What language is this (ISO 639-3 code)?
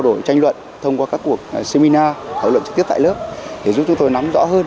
vie